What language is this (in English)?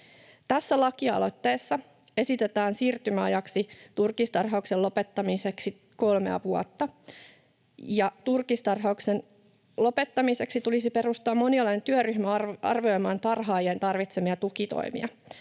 Finnish